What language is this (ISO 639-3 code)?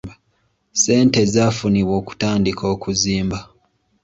lug